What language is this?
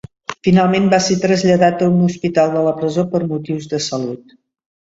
Catalan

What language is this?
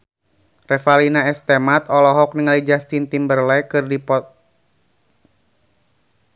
Sundanese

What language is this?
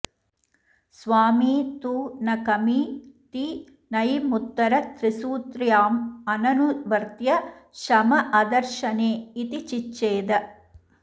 Sanskrit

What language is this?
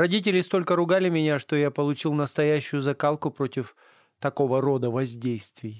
Russian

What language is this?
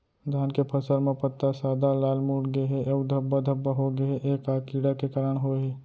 Chhattisgarhi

